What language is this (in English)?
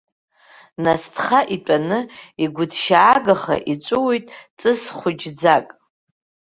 Abkhazian